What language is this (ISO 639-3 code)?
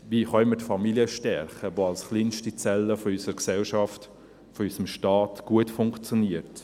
gsw